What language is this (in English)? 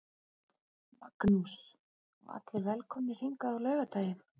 Icelandic